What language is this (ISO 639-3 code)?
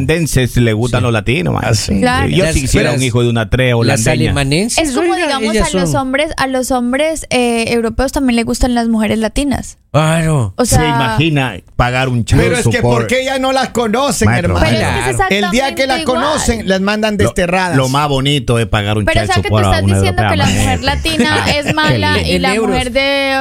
spa